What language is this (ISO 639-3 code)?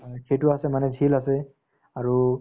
asm